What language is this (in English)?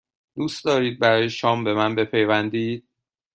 Persian